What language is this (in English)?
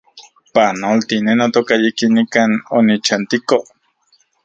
Central Puebla Nahuatl